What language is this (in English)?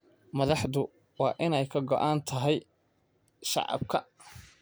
Somali